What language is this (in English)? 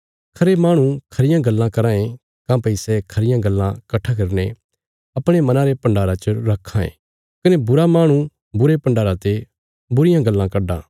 Bilaspuri